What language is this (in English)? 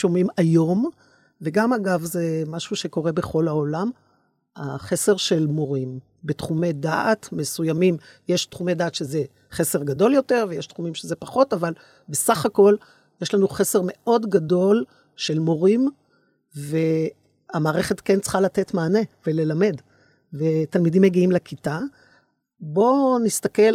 Hebrew